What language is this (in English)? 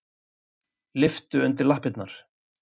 Icelandic